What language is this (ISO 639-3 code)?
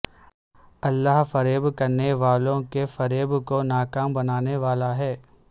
urd